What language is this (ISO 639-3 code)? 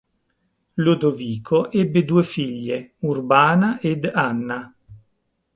ita